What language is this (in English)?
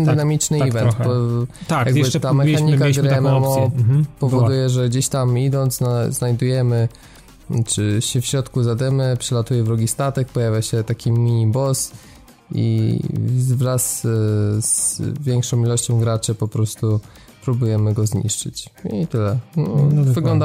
Polish